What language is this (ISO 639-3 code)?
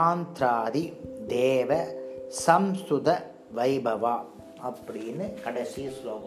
tam